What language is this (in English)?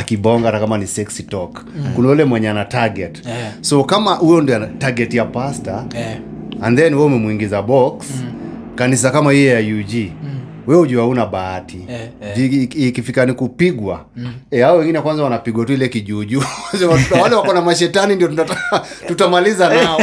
Swahili